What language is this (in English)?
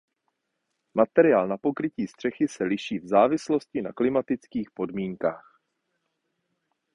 Czech